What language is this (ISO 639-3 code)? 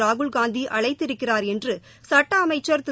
tam